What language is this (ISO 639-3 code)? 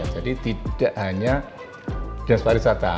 ind